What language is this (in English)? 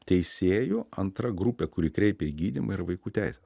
Lithuanian